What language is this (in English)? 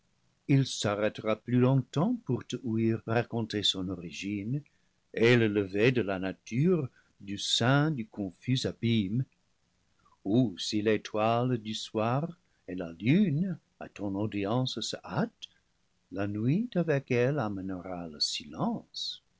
French